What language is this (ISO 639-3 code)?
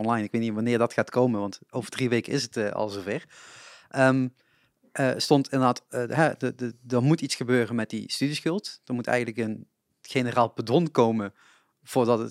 nld